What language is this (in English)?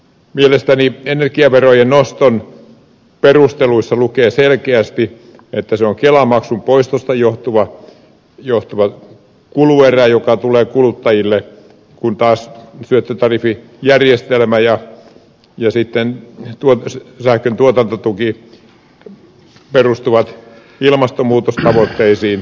Finnish